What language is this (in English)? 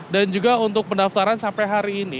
Indonesian